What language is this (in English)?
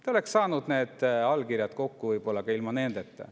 Estonian